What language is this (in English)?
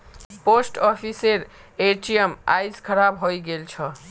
Magahi